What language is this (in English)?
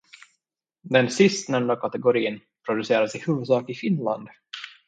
Swedish